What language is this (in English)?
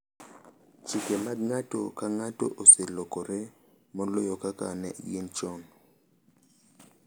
Luo (Kenya and Tanzania)